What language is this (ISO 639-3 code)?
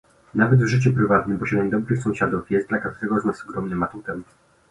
pol